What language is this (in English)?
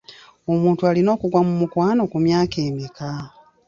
Ganda